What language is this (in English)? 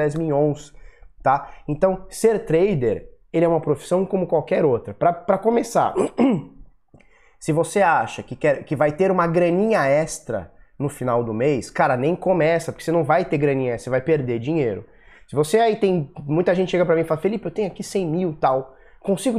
Portuguese